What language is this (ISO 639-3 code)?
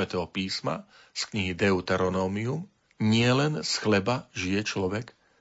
slk